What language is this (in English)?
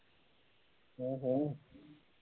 Punjabi